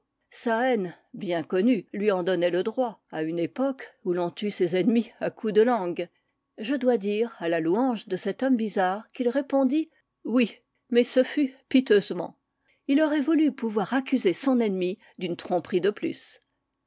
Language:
French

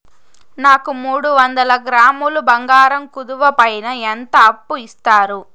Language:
Telugu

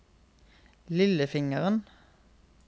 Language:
Norwegian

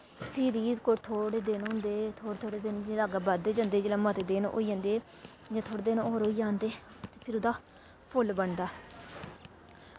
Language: Dogri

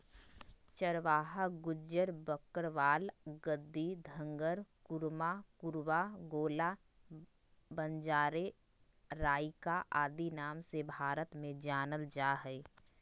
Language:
Magahi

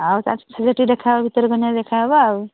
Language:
Odia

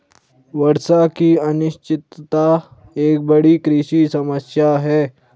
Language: Hindi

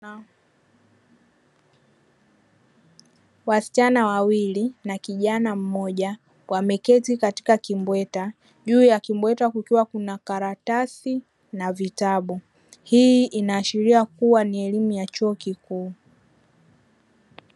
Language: Swahili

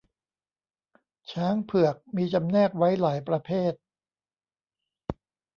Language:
Thai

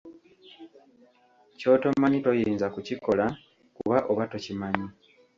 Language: Ganda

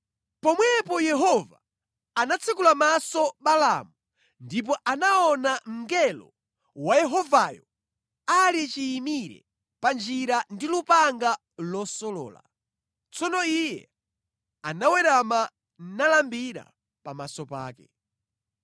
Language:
Nyanja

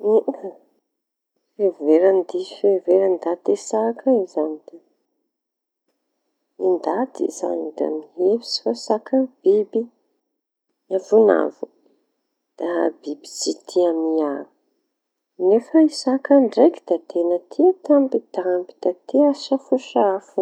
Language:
Tanosy Malagasy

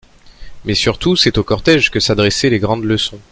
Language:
French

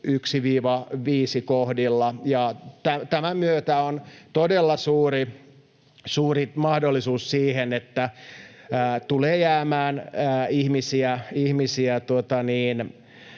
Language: Finnish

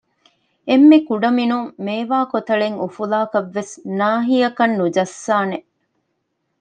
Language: Divehi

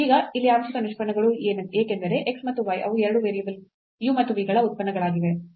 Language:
Kannada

